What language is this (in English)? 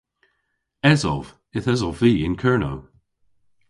Cornish